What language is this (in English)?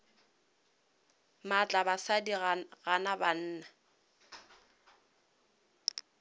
Northern Sotho